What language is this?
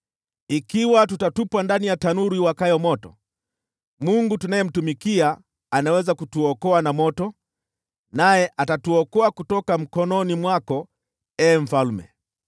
Swahili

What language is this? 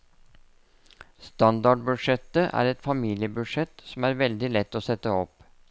Norwegian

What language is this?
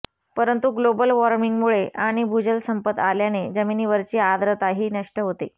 Marathi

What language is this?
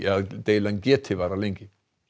Icelandic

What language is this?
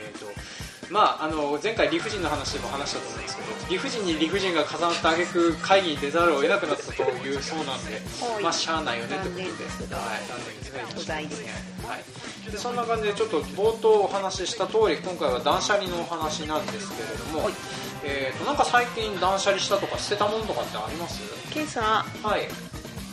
Japanese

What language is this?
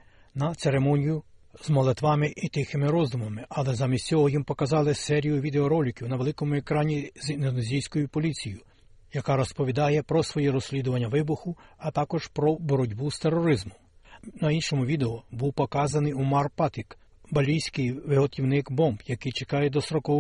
Ukrainian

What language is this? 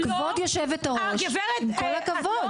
Hebrew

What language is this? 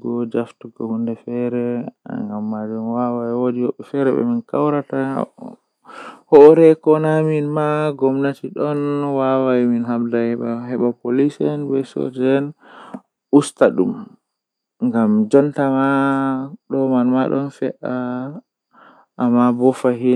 Western Niger Fulfulde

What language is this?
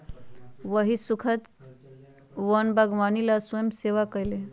Magahi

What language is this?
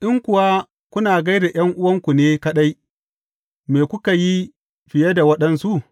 Hausa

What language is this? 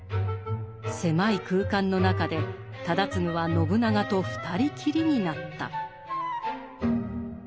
Japanese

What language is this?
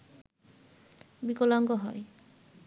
Bangla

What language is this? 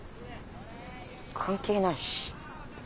Japanese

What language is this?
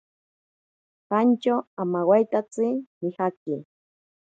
Ashéninka Perené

